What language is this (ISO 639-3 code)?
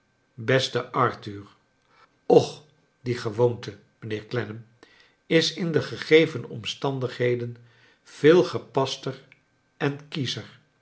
nld